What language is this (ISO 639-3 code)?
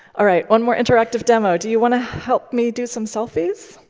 eng